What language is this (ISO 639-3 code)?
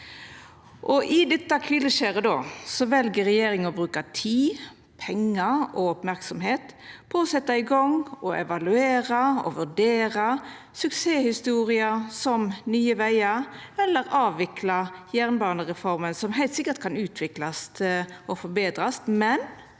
nor